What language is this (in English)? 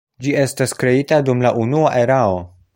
Esperanto